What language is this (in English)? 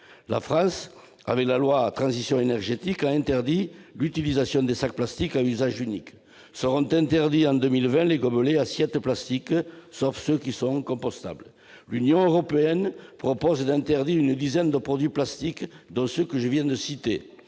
French